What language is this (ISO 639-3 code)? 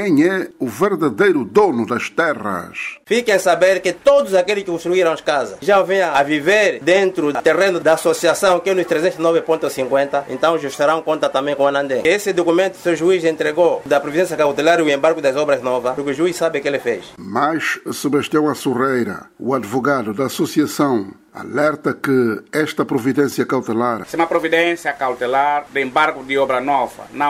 por